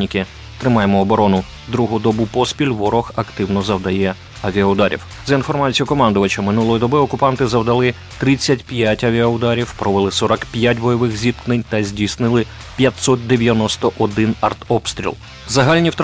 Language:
Ukrainian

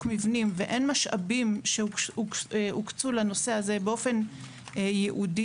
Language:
Hebrew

